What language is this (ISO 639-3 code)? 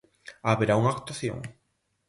glg